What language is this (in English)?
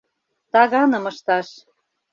Mari